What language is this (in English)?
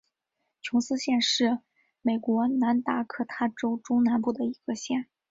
Chinese